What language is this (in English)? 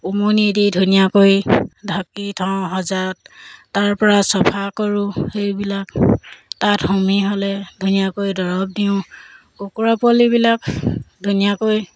Assamese